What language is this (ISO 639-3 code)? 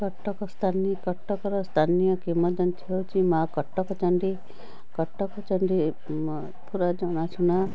ori